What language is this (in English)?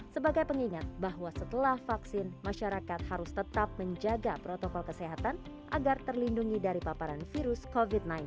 Indonesian